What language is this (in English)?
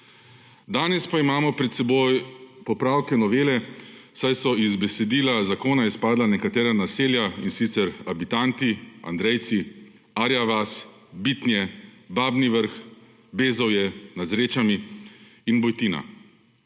Slovenian